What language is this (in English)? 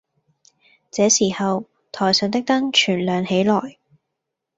Cantonese